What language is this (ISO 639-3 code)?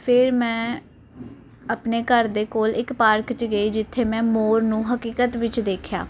pan